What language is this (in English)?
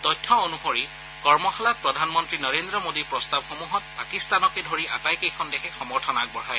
Assamese